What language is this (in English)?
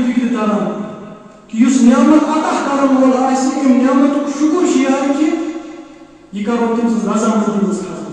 Arabic